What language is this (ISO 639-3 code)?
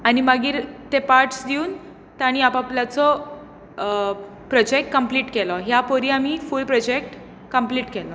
kok